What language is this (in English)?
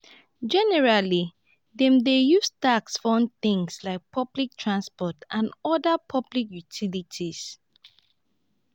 Nigerian Pidgin